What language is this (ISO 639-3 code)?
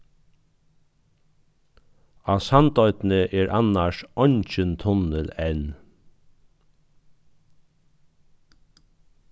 fao